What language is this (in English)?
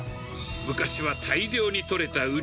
Japanese